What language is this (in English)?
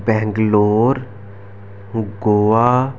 Dogri